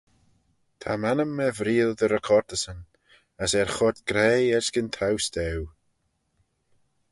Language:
Manx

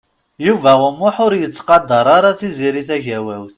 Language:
Kabyle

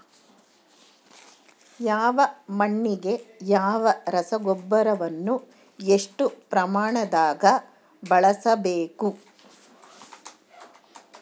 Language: Kannada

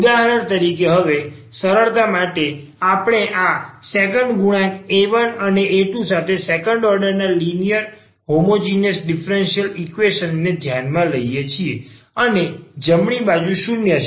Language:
Gujarati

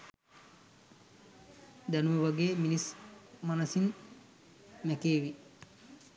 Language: Sinhala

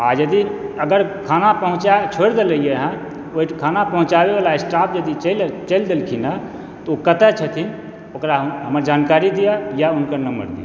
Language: Maithili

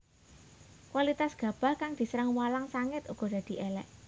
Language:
Javanese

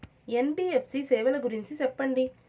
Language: Telugu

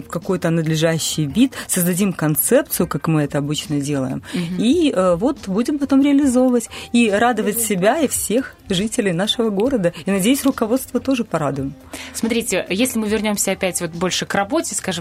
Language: Russian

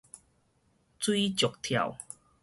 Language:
Min Nan Chinese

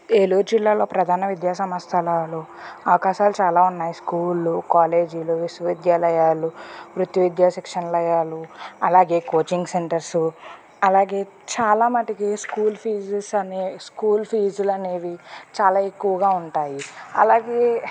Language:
Telugu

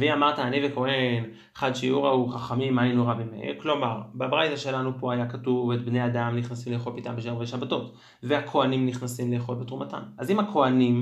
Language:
Hebrew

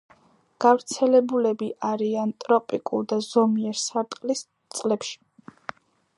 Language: Georgian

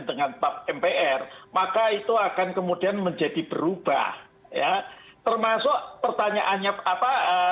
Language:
Indonesian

